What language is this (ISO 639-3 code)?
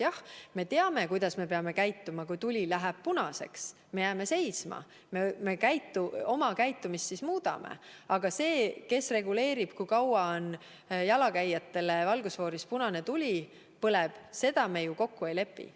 est